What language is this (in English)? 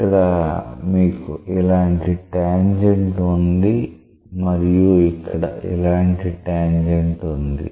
Telugu